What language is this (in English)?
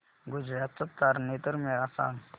Marathi